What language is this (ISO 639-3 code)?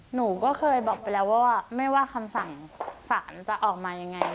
tha